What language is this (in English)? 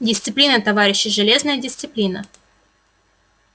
Russian